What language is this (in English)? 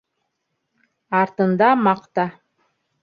Bashkir